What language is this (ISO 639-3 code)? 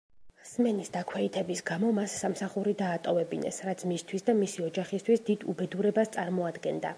kat